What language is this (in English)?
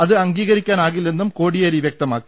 Malayalam